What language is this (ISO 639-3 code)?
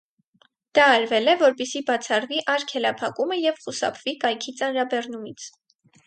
hye